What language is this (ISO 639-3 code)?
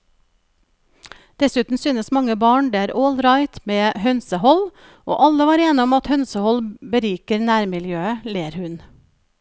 nor